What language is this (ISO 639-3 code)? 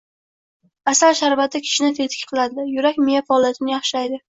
uzb